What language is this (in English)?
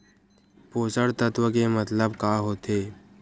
Chhattisgarhi